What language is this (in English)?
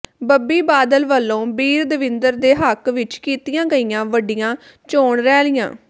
Punjabi